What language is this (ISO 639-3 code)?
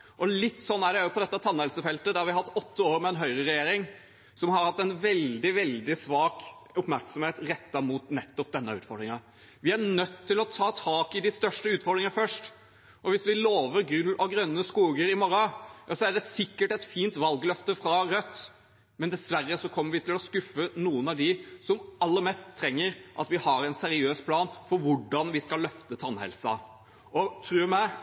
nob